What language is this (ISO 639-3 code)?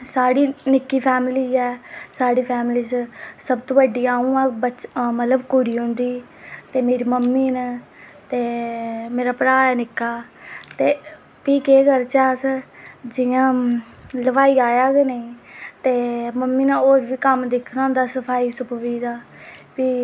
doi